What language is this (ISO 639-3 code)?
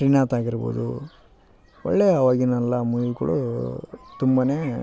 kan